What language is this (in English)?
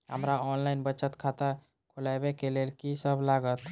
Maithili